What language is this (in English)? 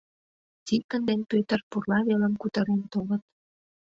Mari